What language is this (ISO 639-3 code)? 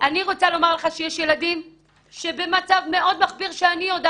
heb